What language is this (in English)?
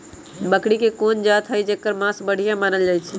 Magahi